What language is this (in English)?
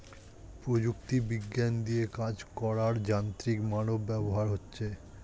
Bangla